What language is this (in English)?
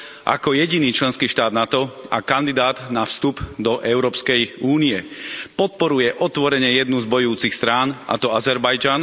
Slovak